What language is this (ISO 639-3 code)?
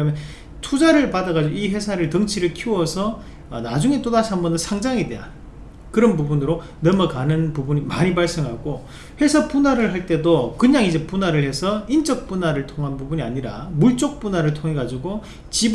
kor